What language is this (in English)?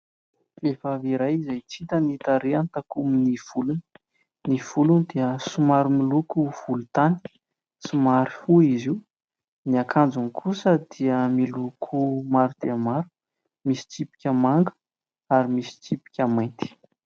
Malagasy